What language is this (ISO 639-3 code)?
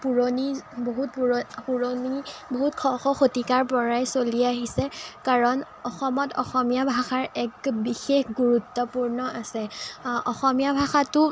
asm